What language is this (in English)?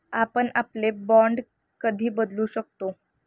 Marathi